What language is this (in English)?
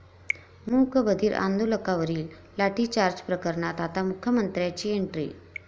Marathi